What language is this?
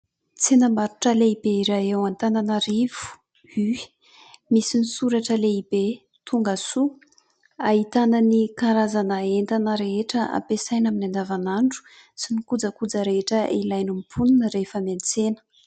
Malagasy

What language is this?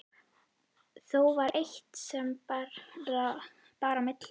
Icelandic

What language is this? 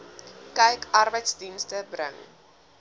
Afrikaans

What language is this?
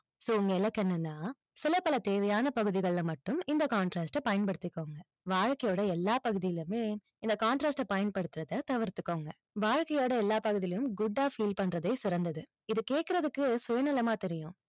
Tamil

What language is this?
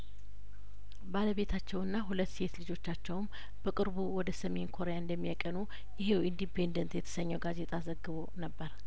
Amharic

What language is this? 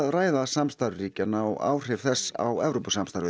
Icelandic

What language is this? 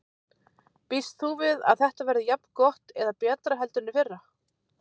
Icelandic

